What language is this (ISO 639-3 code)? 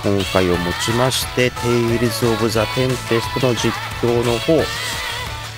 jpn